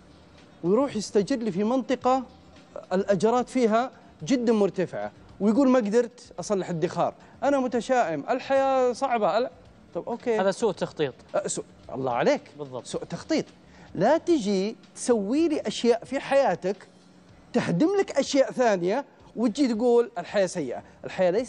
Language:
Arabic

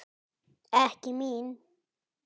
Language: Icelandic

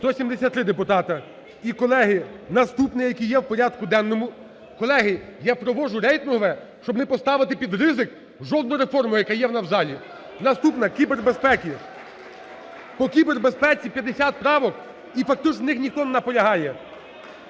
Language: Ukrainian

